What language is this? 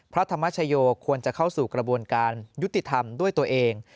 Thai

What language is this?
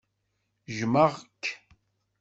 Kabyle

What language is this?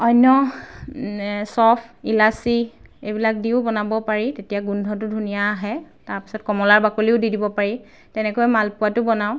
Assamese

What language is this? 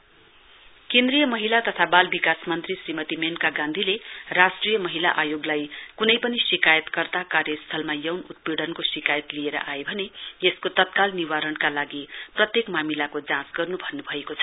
Nepali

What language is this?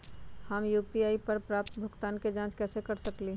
Magahi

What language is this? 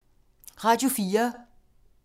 Danish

